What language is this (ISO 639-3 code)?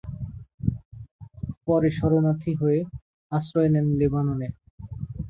ben